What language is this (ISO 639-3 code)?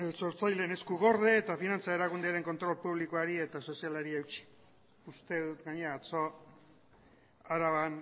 eus